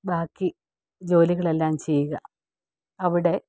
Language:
Malayalam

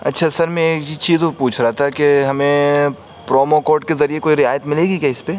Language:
Urdu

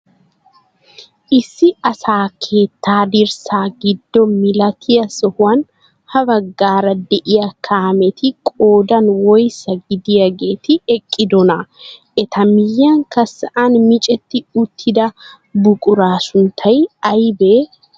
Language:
Wolaytta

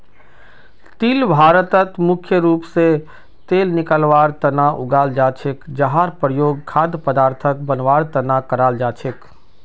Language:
Magahi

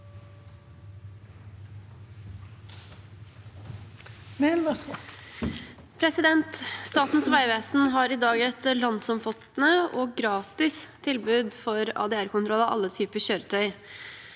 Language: Norwegian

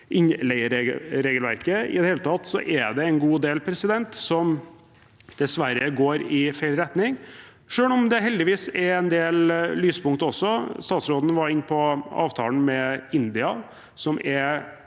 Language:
Norwegian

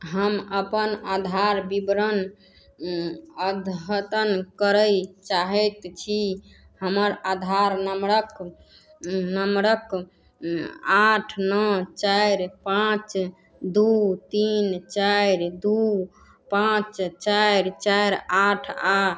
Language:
Maithili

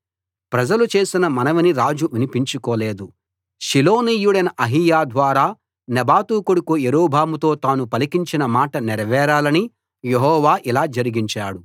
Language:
Telugu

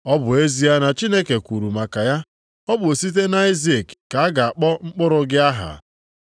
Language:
Igbo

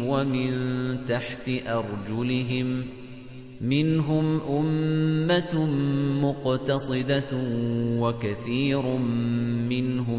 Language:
Arabic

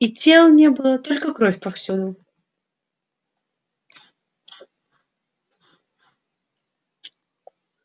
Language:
Russian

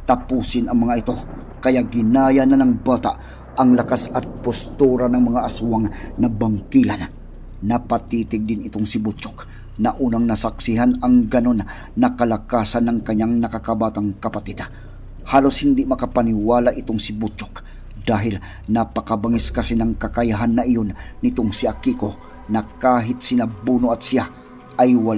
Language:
Filipino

